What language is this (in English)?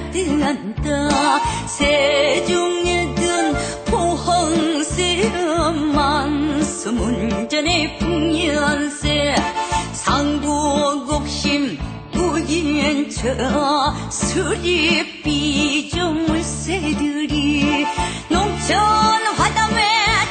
Korean